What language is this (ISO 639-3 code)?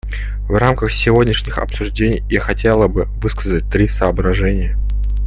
rus